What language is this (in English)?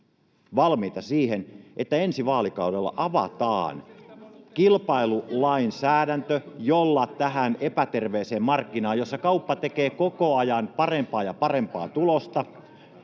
Finnish